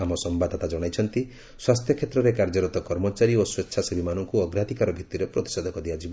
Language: Odia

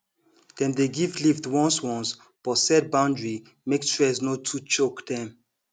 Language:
Nigerian Pidgin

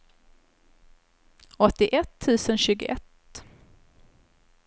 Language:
Swedish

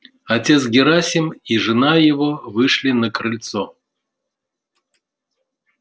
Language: Russian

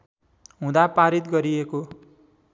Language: Nepali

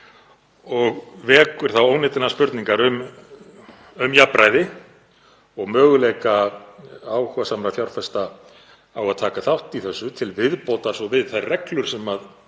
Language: Icelandic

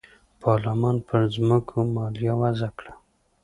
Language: Pashto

